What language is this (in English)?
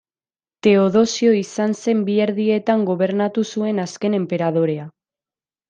Basque